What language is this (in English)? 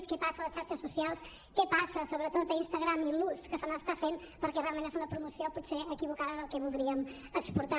Catalan